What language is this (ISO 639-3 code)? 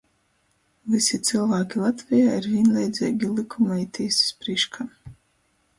ltg